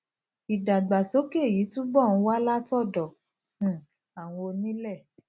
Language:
Yoruba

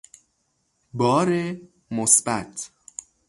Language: Persian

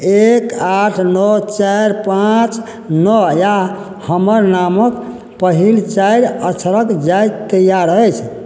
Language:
Maithili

